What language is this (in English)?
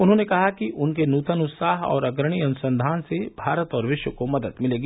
Hindi